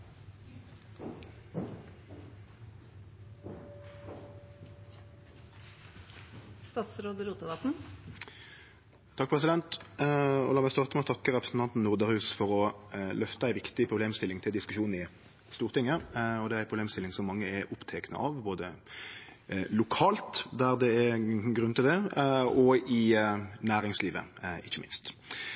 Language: Norwegian Nynorsk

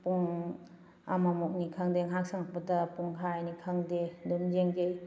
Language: Manipuri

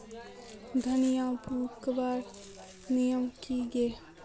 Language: Magahi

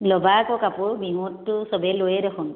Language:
Assamese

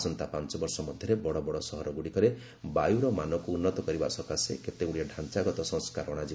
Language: Odia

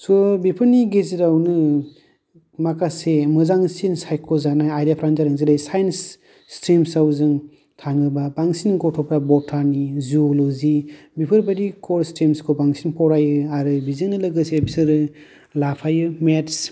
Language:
Bodo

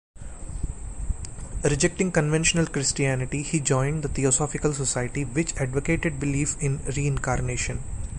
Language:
English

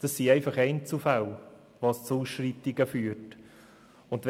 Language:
Swiss German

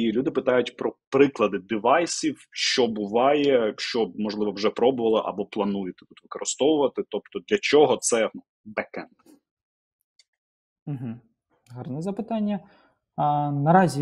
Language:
Ukrainian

